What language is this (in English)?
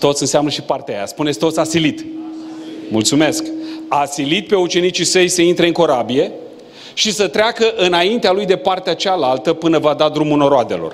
Romanian